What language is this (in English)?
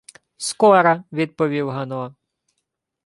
Ukrainian